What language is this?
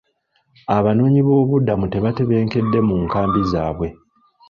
Ganda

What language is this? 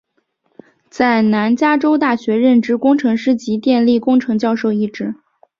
Chinese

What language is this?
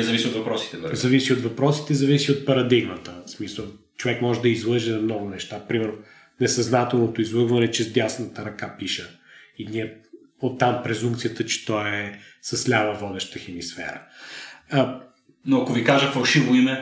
Bulgarian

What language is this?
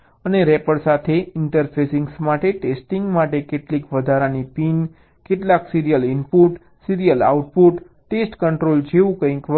Gujarati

